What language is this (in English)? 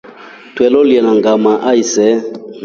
Rombo